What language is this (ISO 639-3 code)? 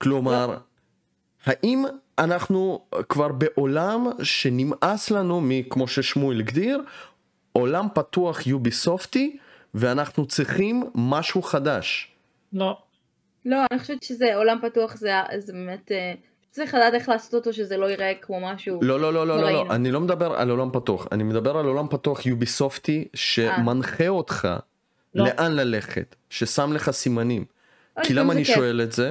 heb